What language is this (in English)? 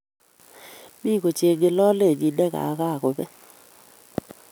Kalenjin